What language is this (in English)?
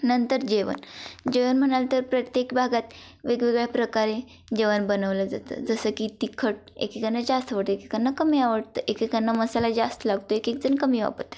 Marathi